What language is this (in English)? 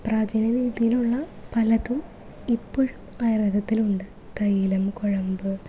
Malayalam